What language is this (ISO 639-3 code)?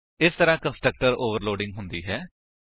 pan